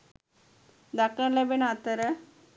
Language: Sinhala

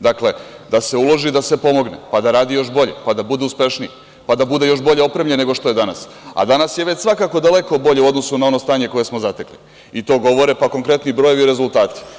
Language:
Serbian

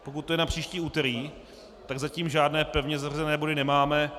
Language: Czech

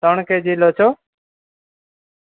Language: Gujarati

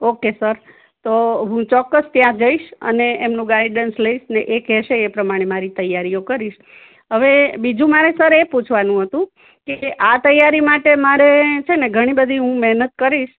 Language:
Gujarati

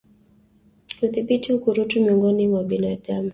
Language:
Swahili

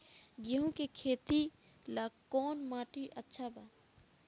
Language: Bhojpuri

